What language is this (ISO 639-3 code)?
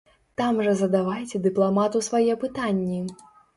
bel